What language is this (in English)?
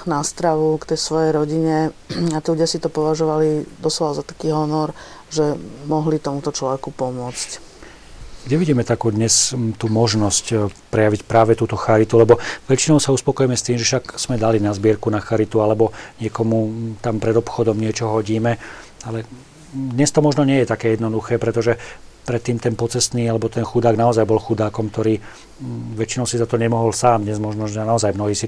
Slovak